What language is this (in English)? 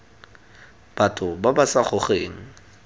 Tswana